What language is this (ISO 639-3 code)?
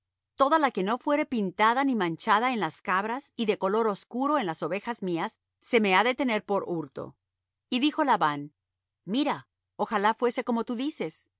spa